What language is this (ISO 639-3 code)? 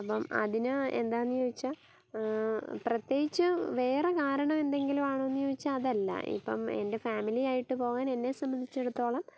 mal